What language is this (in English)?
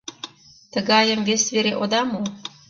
Mari